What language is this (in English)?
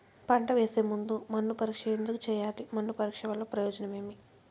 Telugu